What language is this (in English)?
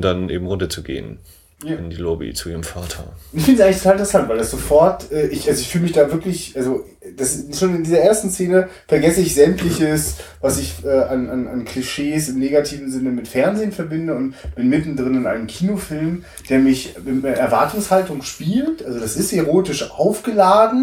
German